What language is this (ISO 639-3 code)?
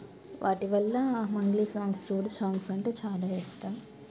tel